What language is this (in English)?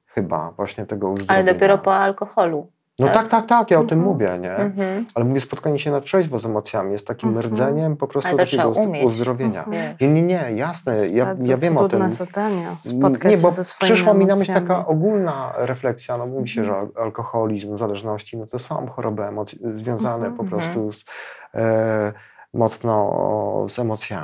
Polish